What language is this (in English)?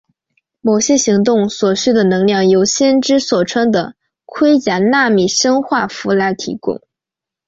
Chinese